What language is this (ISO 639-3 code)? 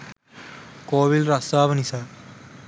sin